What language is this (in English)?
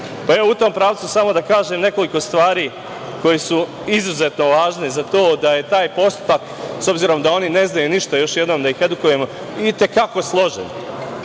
Serbian